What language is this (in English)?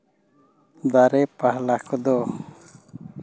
Santali